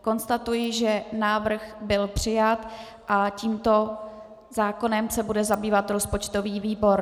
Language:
Czech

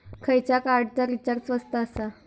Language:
Marathi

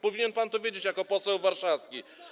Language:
Polish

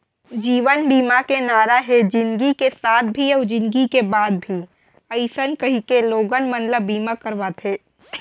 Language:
Chhattisgarhi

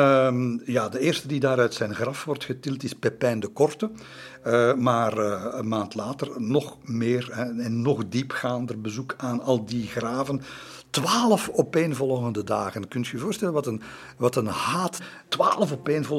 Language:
Dutch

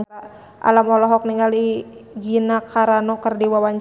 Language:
Sundanese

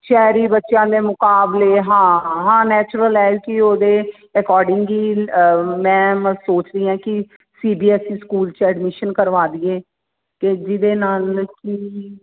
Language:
Punjabi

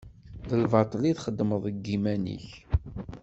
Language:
Kabyle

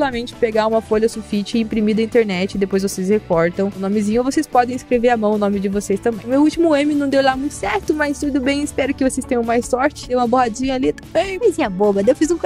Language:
Portuguese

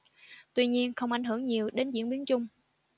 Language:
Vietnamese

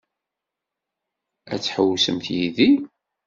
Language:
Kabyle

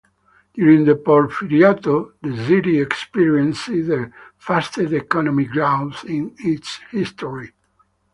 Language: English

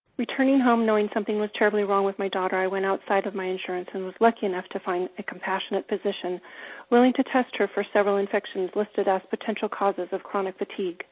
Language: English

